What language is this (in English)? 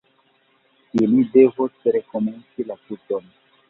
Esperanto